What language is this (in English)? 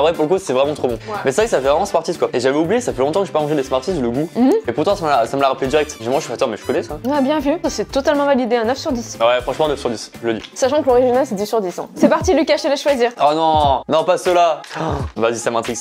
French